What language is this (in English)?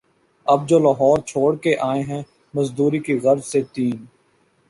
Urdu